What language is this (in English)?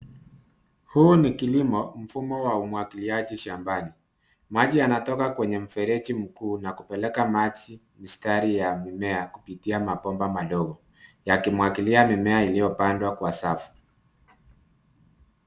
Swahili